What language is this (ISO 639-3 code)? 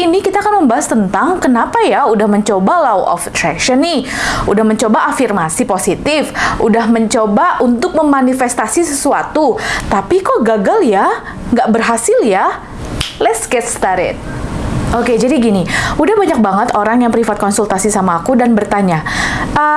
ind